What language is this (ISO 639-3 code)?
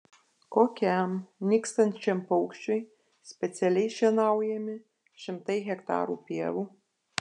lit